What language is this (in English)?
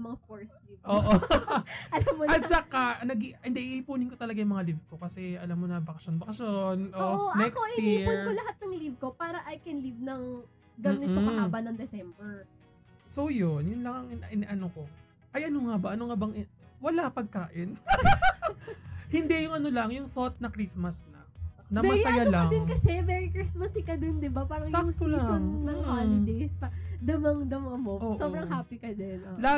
Filipino